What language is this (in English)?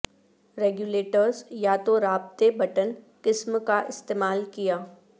Urdu